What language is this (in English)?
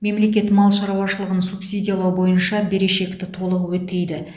Kazakh